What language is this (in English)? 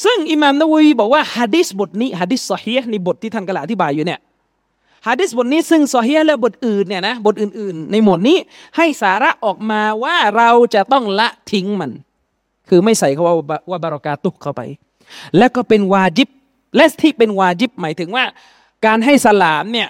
Thai